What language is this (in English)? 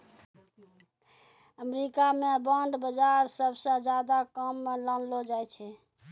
Maithili